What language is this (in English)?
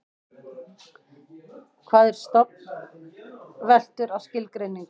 Icelandic